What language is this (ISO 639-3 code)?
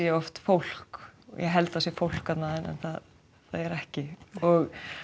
isl